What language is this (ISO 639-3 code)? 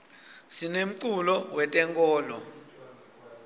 ssw